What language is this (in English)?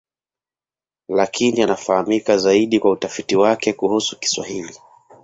Swahili